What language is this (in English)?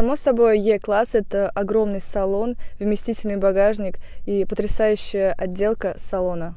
Russian